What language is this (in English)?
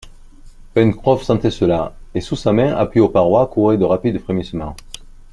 French